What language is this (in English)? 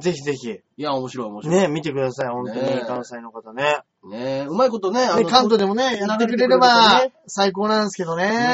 Japanese